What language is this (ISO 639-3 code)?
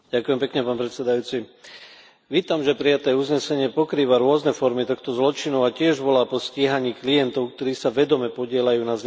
slk